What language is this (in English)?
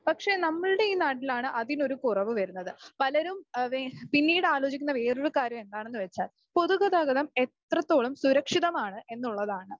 Malayalam